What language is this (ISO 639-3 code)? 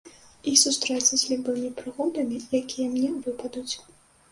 bel